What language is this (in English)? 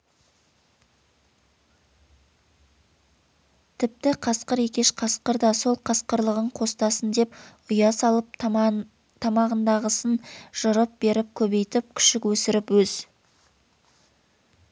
Kazakh